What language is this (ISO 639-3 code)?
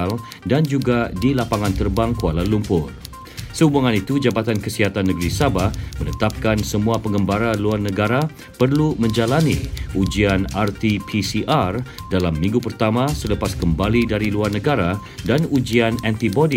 msa